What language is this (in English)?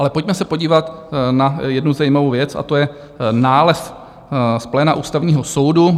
Czech